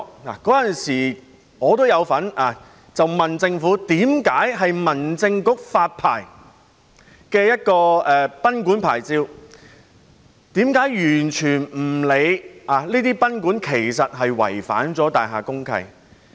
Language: Cantonese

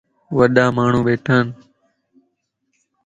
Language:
Lasi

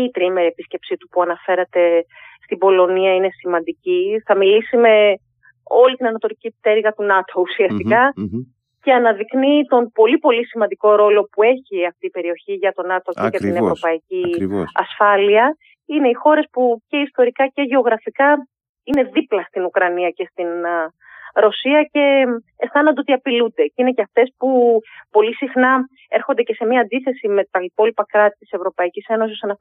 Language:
Greek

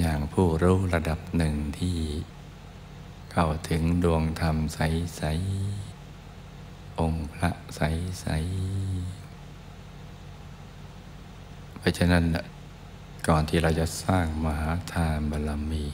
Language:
Thai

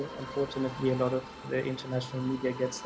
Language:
Indonesian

